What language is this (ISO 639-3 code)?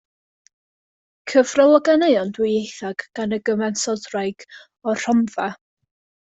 cym